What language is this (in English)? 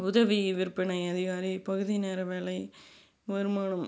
Tamil